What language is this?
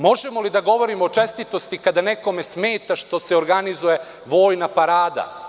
Serbian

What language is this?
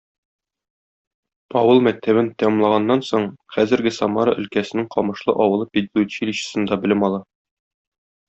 Tatar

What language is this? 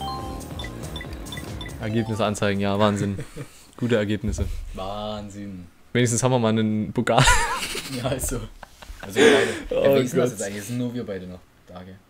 German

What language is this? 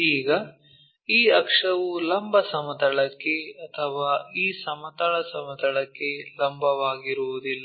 Kannada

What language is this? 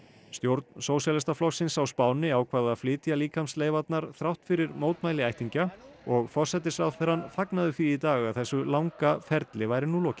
Icelandic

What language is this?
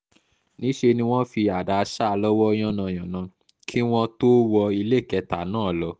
Yoruba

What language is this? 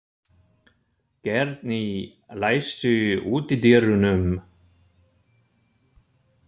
Icelandic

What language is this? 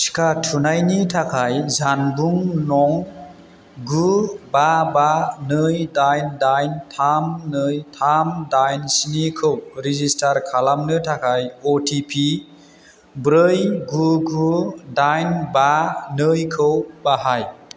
Bodo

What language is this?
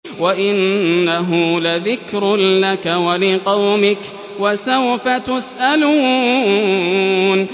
Arabic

